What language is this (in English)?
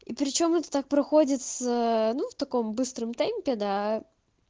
Russian